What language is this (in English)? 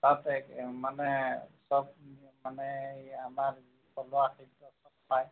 Assamese